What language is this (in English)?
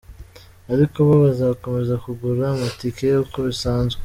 Kinyarwanda